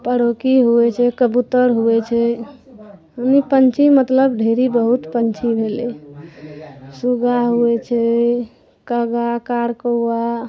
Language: Maithili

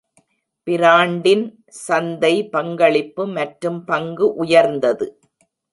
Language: Tamil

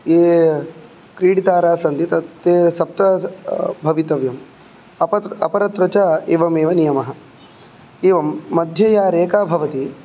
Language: Sanskrit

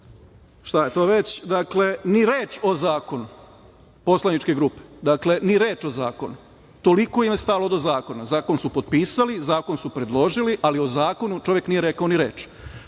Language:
Serbian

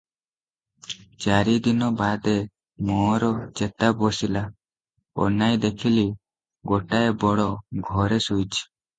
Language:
Odia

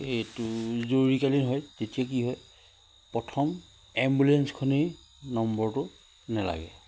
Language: Assamese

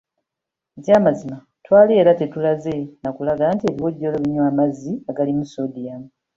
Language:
Ganda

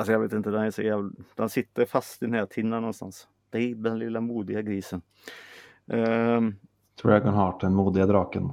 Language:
Swedish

